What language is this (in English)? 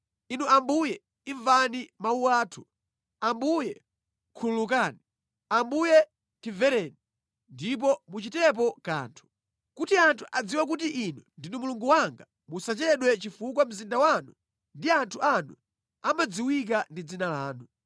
Nyanja